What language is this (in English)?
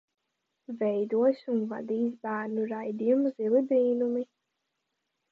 Latvian